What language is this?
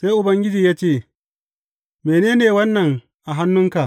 Hausa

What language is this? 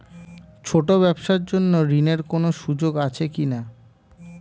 Bangla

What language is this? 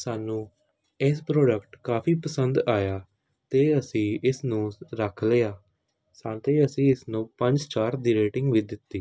Punjabi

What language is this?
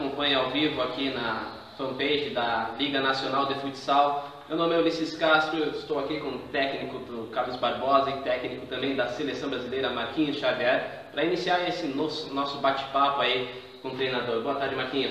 Portuguese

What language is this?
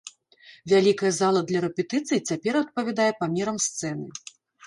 Belarusian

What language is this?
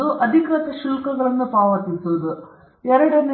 Kannada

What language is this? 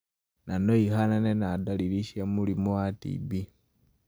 Kikuyu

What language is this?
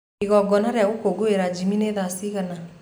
Kikuyu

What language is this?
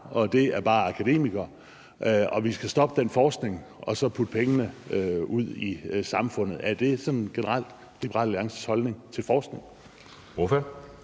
Danish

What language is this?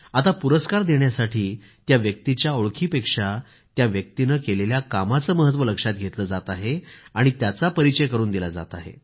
Marathi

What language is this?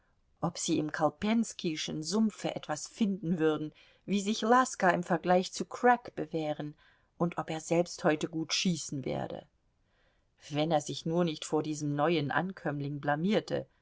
German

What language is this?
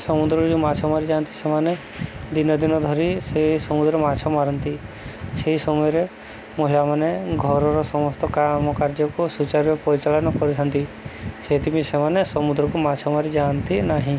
Odia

